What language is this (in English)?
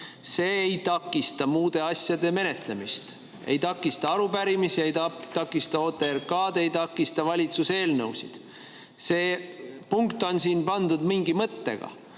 Estonian